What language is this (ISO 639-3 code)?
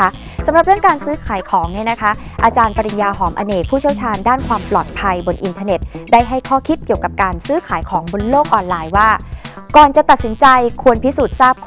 tha